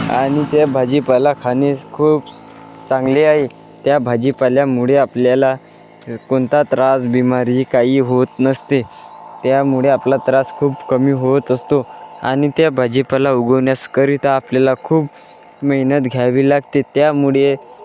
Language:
Marathi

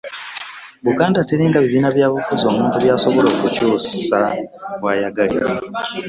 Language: Ganda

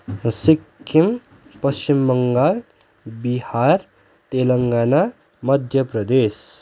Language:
Nepali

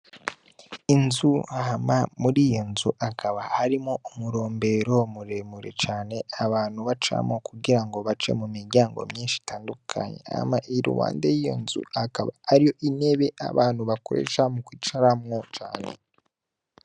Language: Rundi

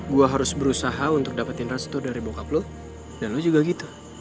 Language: Indonesian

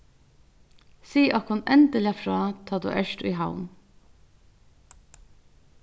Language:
Faroese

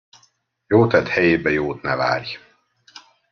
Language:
Hungarian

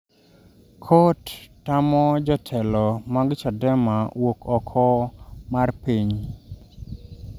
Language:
Luo (Kenya and Tanzania)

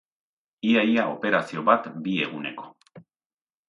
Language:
Basque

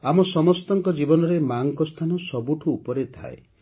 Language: Odia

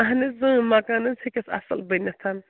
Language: Kashmiri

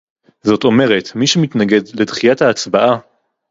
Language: Hebrew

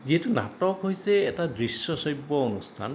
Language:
Assamese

